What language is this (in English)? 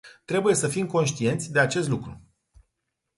Romanian